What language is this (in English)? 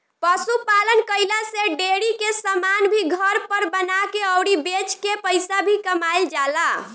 Bhojpuri